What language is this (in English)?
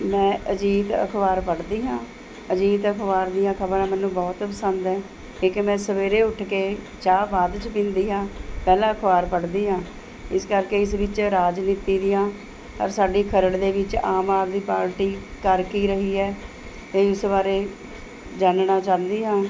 Punjabi